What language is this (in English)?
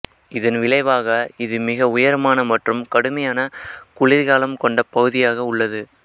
Tamil